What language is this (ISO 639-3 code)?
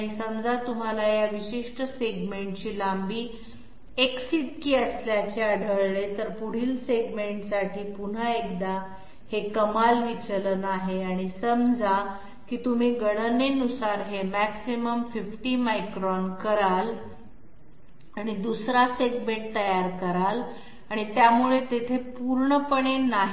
mar